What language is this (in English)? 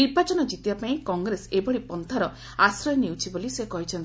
Odia